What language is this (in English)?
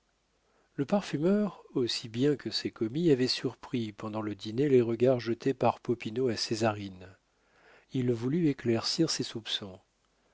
French